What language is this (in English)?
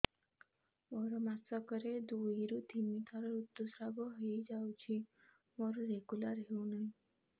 Odia